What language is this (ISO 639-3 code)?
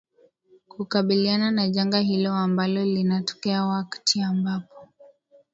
swa